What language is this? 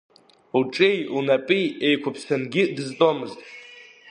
Abkhazian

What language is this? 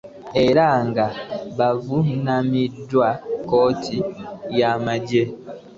Ganda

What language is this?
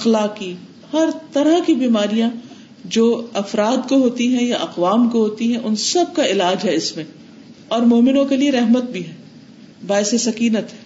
Urdu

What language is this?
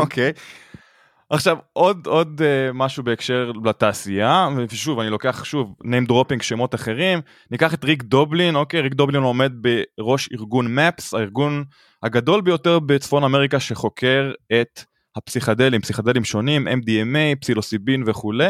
Hebrew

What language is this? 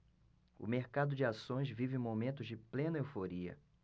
Portuguese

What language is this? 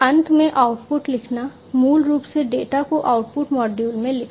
Hindi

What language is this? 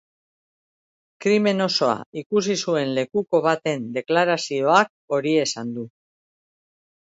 Basque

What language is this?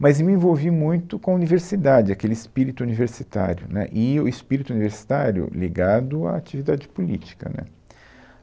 Portuguese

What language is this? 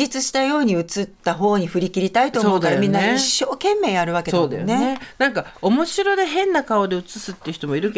Japanese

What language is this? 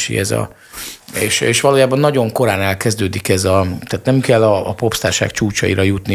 Hungarian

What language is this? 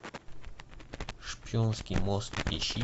Russian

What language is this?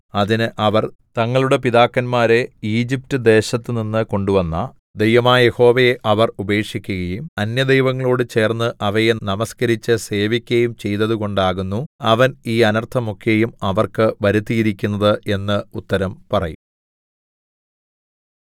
Malayalam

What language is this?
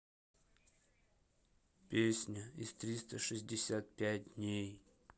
Russian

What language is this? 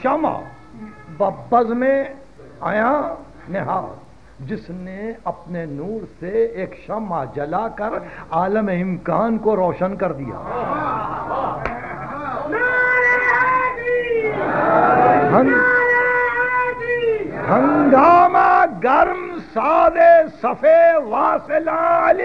Hindi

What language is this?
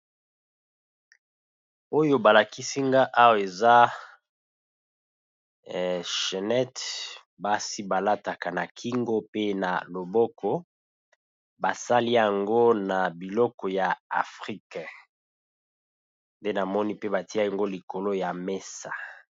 Lingala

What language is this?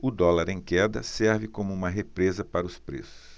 Portuguese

